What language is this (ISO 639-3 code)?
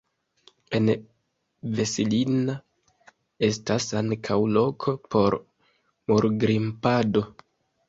epo